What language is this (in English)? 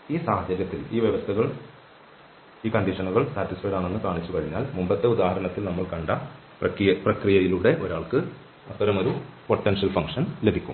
Malayalam